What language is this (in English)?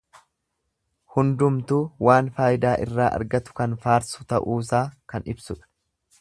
Oromo